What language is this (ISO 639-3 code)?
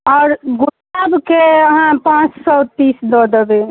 mai